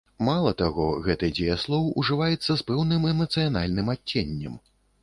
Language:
Belarusian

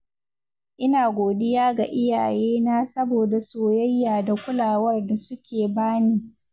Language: Hausa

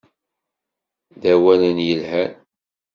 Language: Kabyle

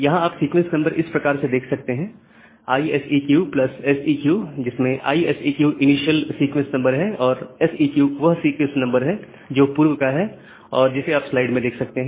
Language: Hindi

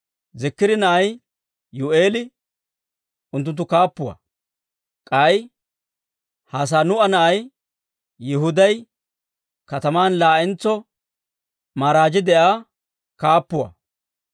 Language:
Dawro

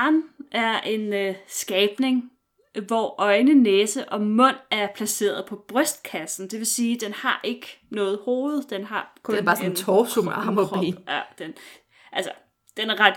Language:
Danish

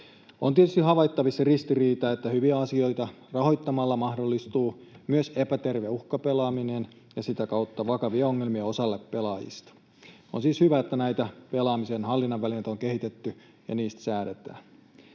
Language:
Finnish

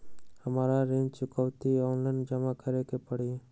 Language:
Magahi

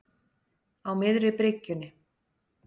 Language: Icelandic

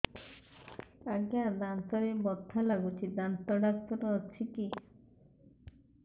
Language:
Odia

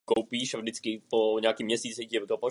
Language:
Czech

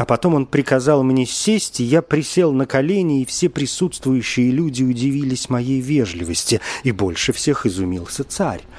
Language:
Russian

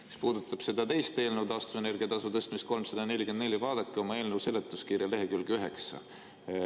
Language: Estonian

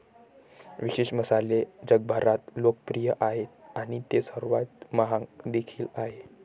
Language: Marathi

